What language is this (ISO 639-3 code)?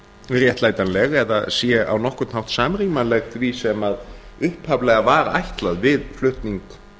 isl